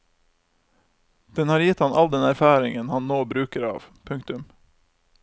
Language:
Norwegian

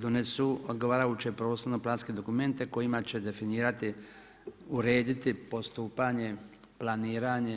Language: Croatian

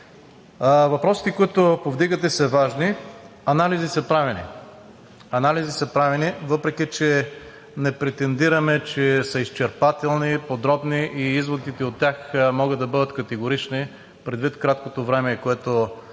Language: Bulgarian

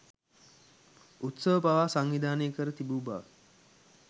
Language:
Sinhala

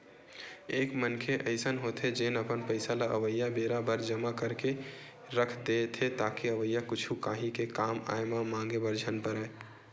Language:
Chhattisgarhi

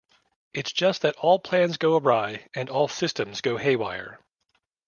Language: English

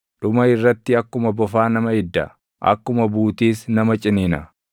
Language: Oromo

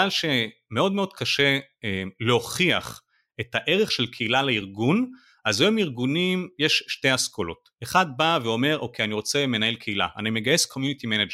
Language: Hebrew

